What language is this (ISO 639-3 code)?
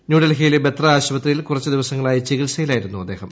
mal